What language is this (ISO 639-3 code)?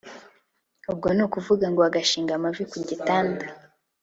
kin